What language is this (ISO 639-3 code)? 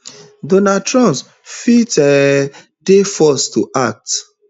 pcm